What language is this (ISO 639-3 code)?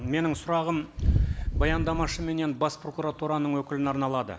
kaz